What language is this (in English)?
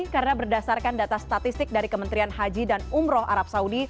Indonesian